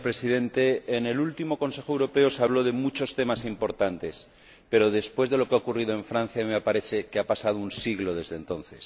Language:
Spanish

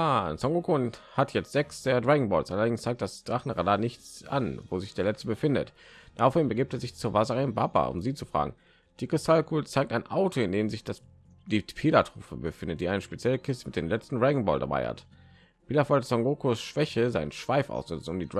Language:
German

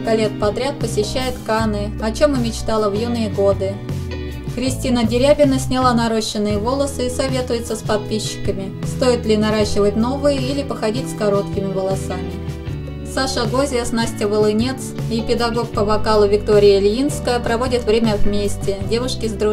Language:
Russian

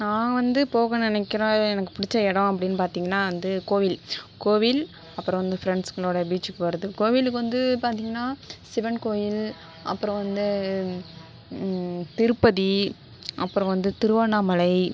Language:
Tamil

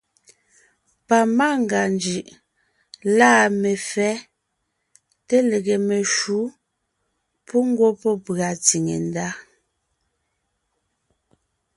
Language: Ngiemboon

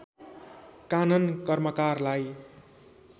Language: Nepali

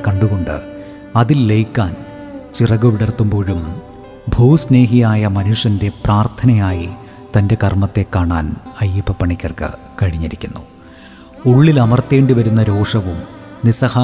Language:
Malayalam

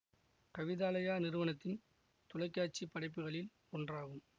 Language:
Tamil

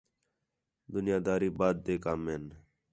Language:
Khetrani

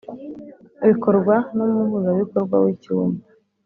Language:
Kinyarwanda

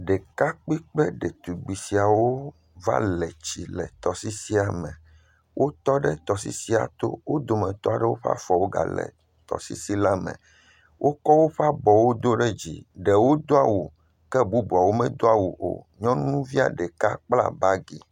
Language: Ewe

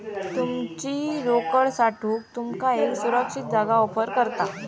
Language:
Marathi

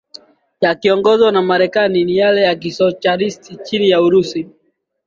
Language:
Swahili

